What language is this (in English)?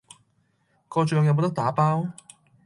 Cantonese